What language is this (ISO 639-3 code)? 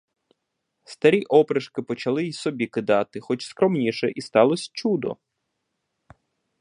ukr